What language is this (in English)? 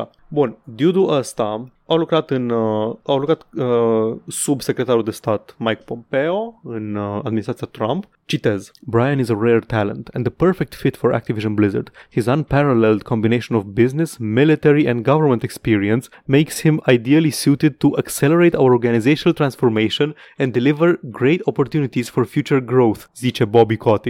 Romanian